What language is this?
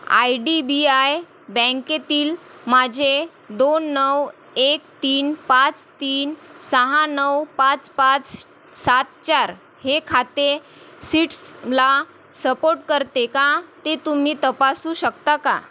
Marathi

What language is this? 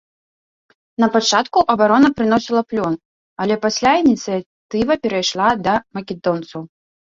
Belarusian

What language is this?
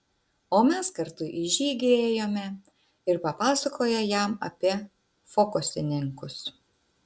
Lithuanian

